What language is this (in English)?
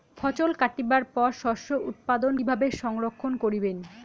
Bangla